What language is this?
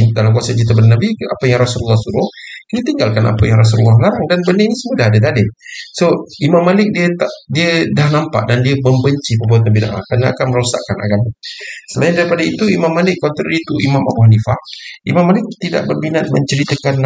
Malay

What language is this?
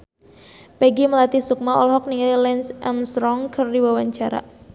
Sundanese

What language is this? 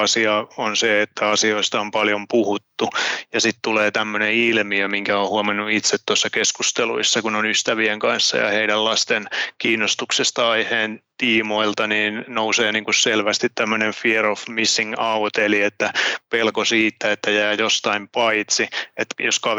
Finnish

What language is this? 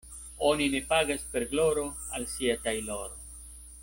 Esperanto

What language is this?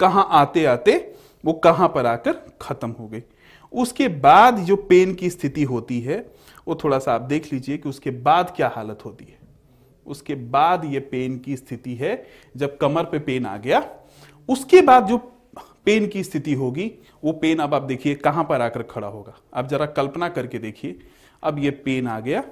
Hindi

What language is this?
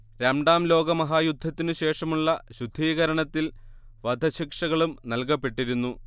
Malayalam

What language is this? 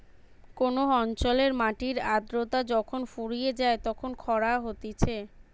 Bangla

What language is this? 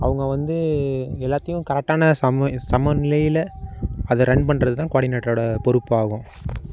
Tamil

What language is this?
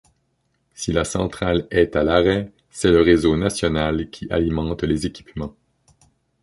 French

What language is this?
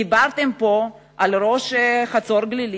Hebrew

